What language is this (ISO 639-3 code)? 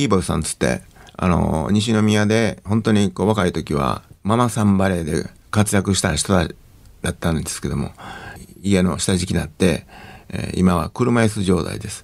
jpn